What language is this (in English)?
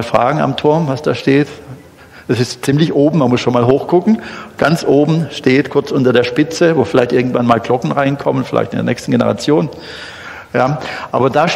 German